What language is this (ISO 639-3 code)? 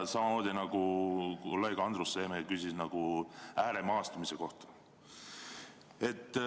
est